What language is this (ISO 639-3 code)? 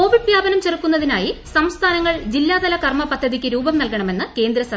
mal